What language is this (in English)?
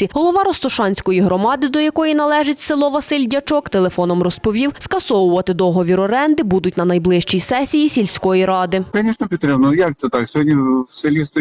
Ukrainian